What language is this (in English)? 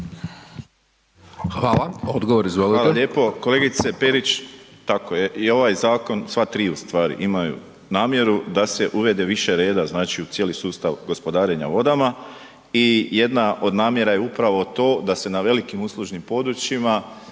Croatian